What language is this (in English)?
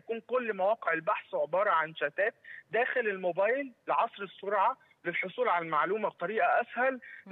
Arabic